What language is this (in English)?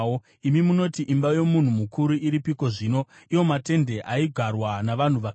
Shona